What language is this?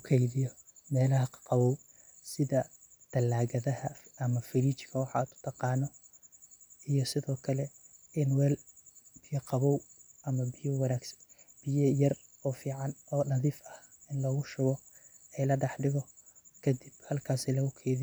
Somali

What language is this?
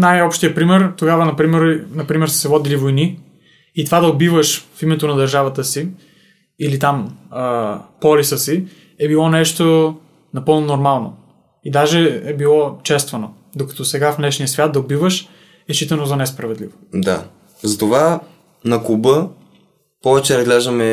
Bulgarian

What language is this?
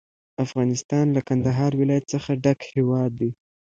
Pashto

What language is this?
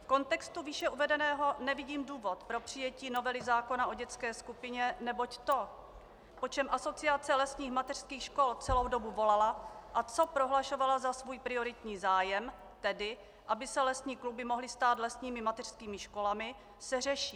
Czech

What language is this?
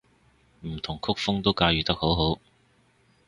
Cantonese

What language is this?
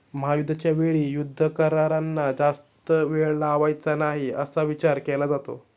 Marathi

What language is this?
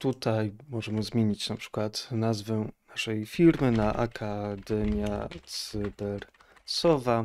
Polish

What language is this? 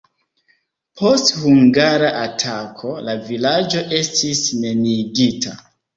Esperanto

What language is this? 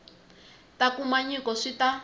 Tsonga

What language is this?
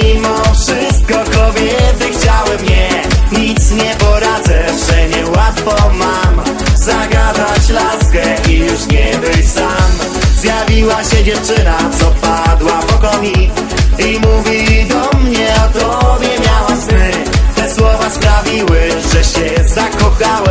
Polish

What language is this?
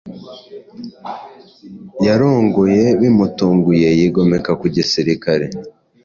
Kinyarwanda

